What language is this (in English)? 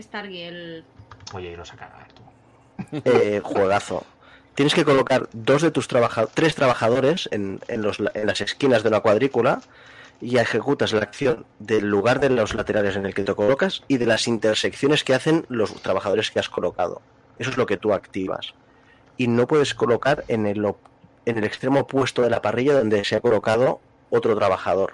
Spanish